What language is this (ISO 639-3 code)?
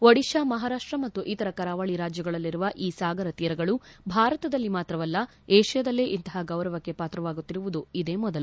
kan